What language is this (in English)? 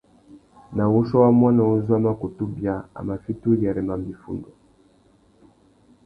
Tuki